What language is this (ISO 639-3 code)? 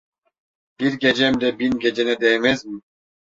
tur